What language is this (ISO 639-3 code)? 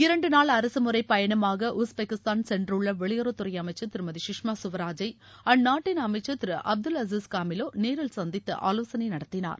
tam